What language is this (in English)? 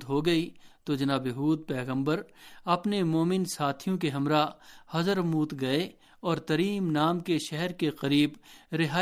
Urdu